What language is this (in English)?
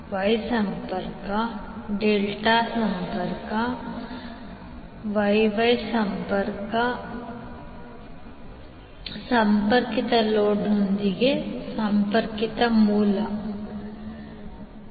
Kannada